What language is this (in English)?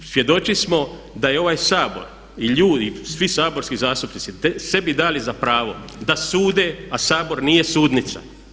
Croatian